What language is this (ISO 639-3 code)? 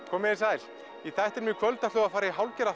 isl